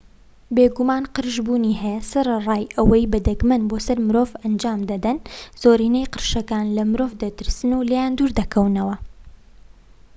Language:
Central Kurdish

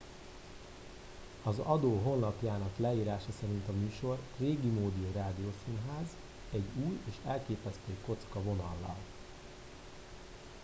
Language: Hungarian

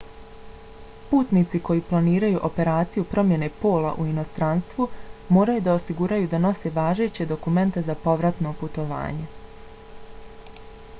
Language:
Bosnian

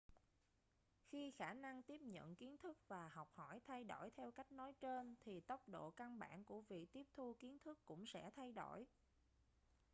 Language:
Vietnamese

